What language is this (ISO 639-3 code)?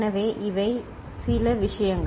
tam